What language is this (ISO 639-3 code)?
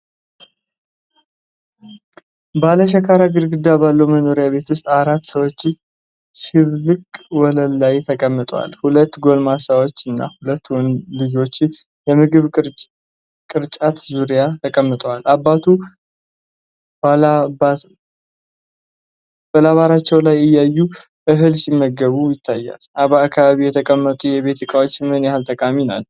amh